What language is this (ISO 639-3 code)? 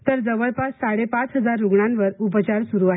mar